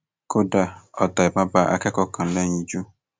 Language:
Yoruba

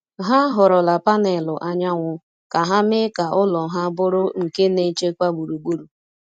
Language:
Igbo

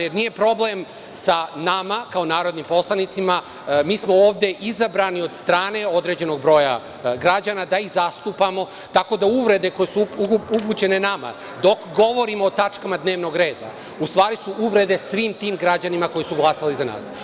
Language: Serbian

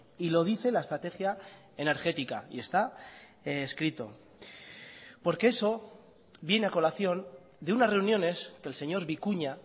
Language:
Spanish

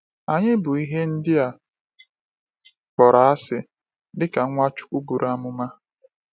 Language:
Igbo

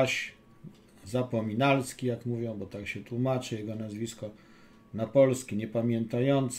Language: Polish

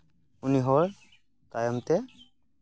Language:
Santali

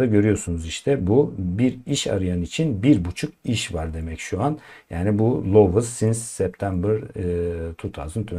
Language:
Turkish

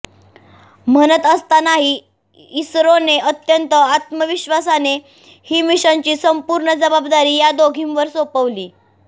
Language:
Marathi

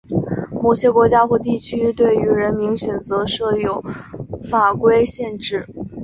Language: Chinese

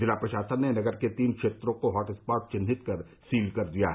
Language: Hindi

